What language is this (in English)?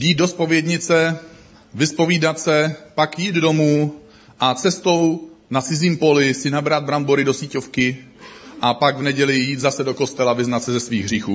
Czech